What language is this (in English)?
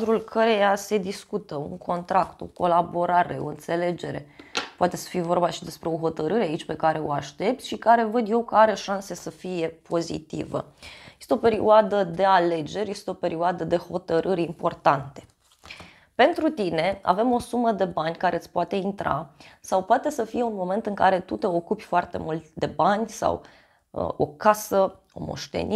Romanian